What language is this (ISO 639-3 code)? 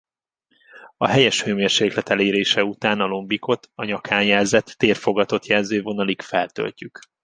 hun